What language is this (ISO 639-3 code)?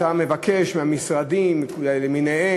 heb